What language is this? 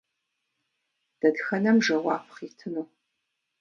Kabardian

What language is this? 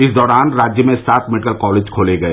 Hindi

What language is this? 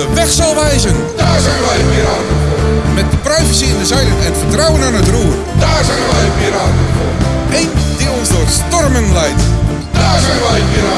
Dutch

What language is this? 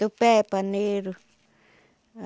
Portuguese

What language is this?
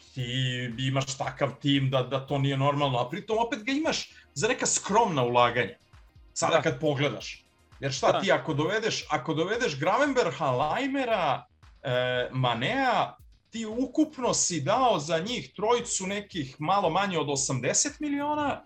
Croatian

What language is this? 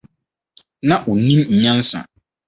Akan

